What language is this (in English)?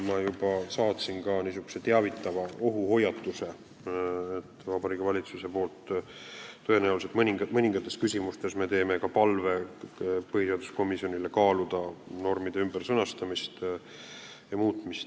Estonian